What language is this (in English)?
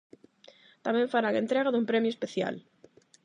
Galician